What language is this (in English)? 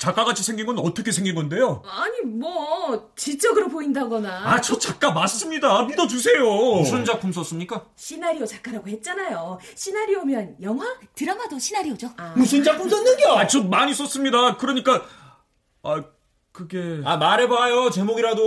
Korean